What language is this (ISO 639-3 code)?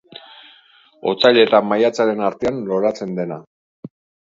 eus